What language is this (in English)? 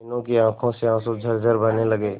Hindi